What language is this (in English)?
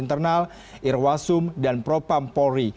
Indonesian